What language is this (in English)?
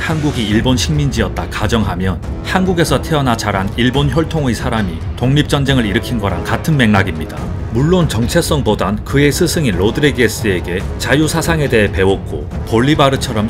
Korean